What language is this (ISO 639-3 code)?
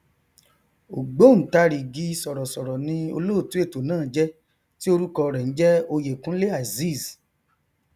yor